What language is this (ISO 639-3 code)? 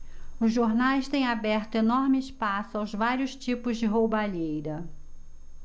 por